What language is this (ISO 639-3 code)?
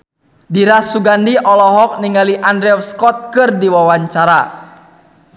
sun